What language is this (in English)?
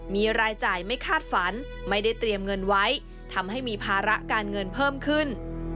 Thai